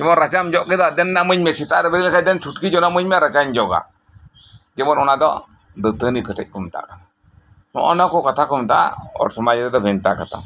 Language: Santali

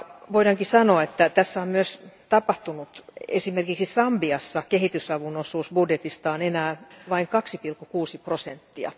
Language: Finnish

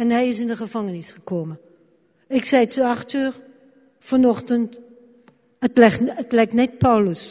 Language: Dutch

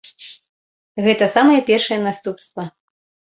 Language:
Belarusian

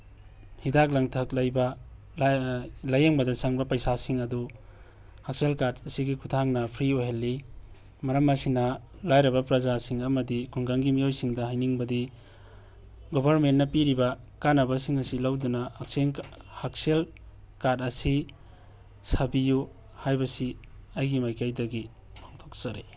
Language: Manipuri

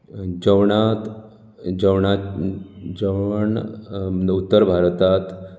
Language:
Konkani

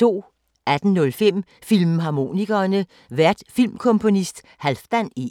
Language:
Danish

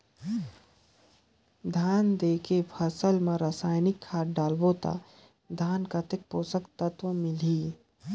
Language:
Chhattisgarhi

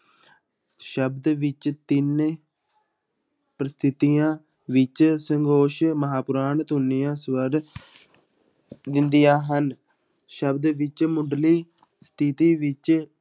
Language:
Punjabi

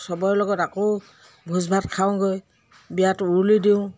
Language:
Assamese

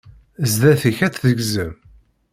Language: Kabyle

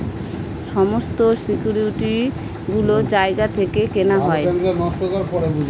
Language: Bangla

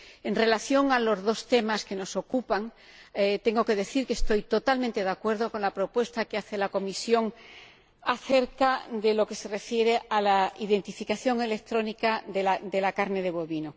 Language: Spanish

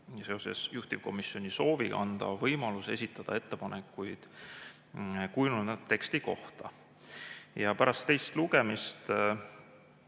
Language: Estonian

